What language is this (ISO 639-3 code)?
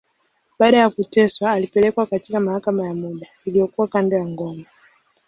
swa